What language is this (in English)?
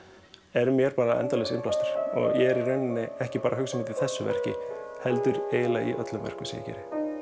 Icelandic